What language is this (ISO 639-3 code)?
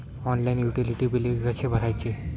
mar